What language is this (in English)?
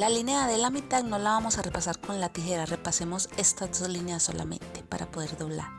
Spanish